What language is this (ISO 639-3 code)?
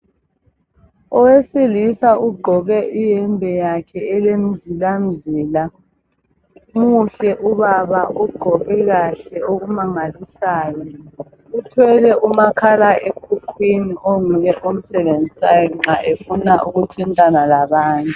nde